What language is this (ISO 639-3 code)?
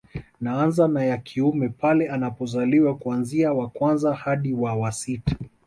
swa